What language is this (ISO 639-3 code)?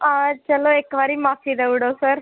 doi